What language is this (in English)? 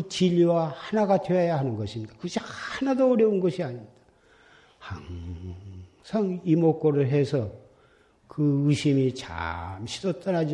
Korean